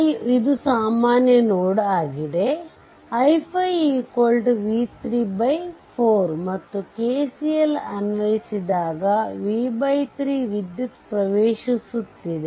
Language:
Kannada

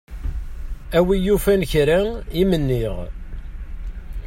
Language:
Kabyle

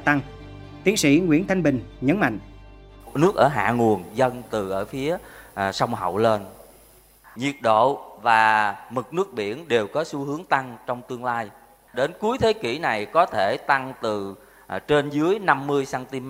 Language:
Vietnamese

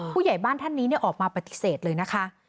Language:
Thai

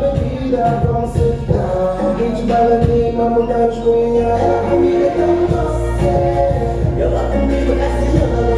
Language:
Portuguese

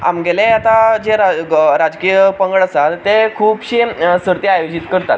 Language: Konkani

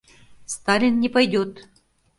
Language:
Mari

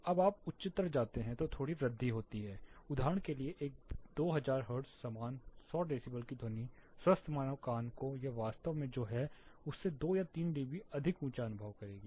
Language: Hindi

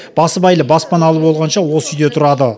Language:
Kazakh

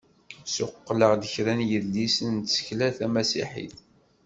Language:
Kabyle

